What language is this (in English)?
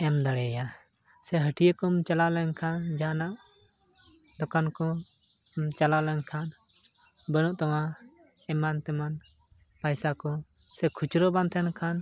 Santali